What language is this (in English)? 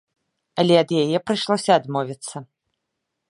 Belarusian